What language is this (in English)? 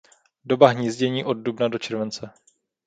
Czech